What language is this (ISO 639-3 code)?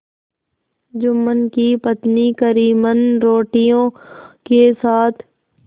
hin